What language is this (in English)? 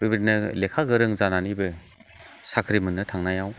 Bodo